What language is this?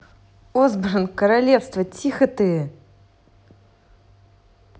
Russian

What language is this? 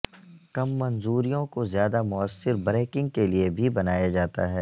Urdu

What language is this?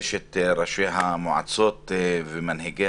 Hebrew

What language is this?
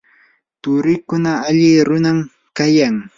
Yanahuanca Pasco Quechua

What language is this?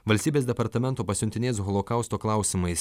Lithuanian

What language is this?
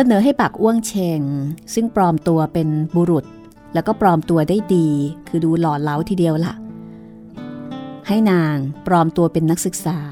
Thai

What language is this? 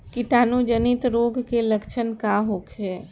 Bhojpuri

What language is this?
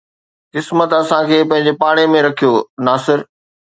Sindhi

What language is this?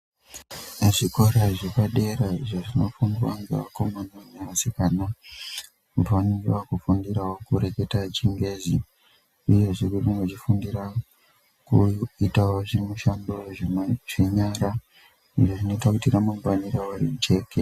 Ndau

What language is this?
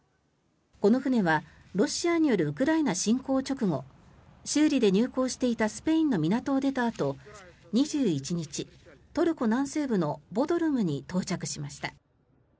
Japanese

